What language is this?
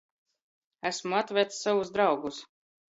Latgalian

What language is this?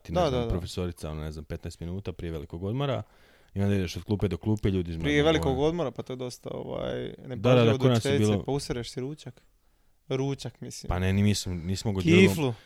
Croatian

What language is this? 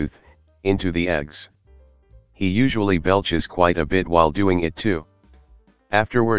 English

